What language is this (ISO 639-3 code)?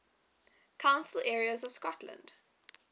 eng